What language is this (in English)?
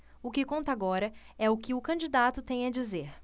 Portuguese